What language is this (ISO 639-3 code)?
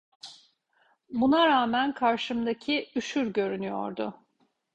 tur